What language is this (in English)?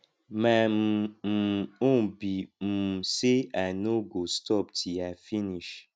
Nigerian Pidgin